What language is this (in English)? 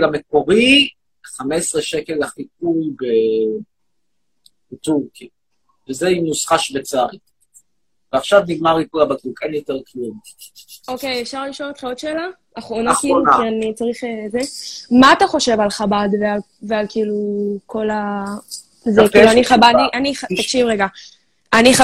Hebrew